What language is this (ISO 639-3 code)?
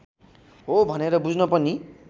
nep